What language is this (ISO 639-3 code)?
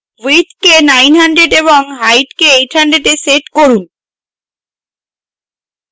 ben